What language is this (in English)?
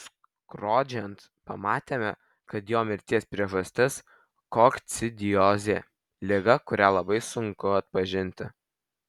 Lithuanian